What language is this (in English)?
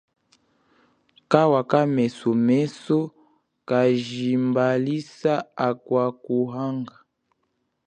Chokwe